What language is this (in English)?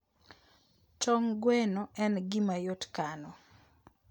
Luo (Kenya and Tanzania)